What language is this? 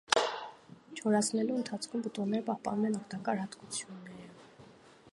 Armenian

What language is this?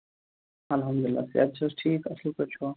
Kashmiri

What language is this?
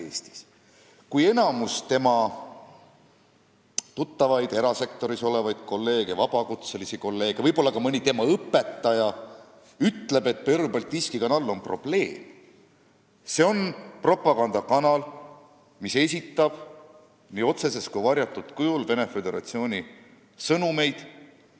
Estonian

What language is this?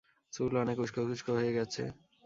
Bangla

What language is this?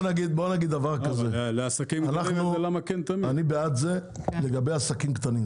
Hebrew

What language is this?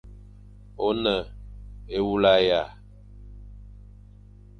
Fang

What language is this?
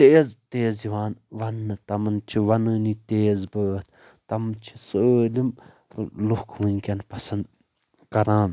Kashmiri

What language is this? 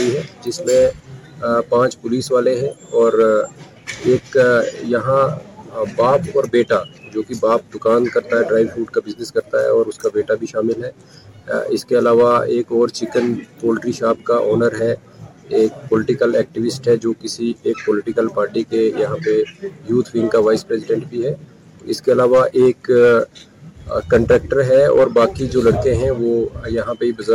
Urdu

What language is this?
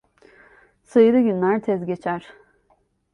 Turkish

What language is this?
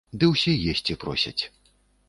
Belarusian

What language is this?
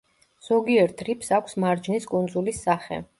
Georgian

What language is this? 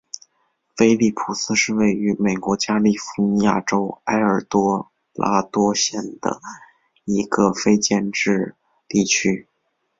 Chinese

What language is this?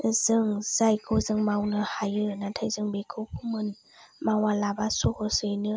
Bodo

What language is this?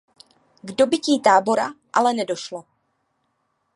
Czech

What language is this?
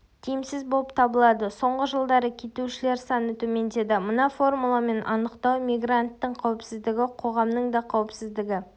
Kazakh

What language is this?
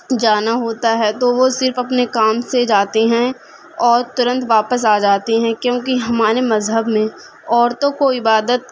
Urdu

